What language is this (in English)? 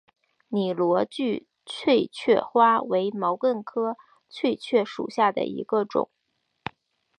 Chinese